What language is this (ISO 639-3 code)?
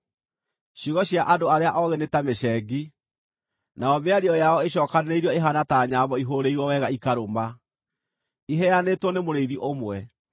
kik